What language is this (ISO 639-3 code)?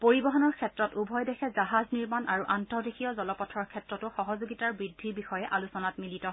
asm